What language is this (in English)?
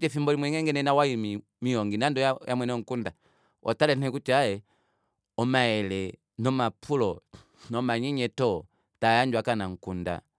Kuanyama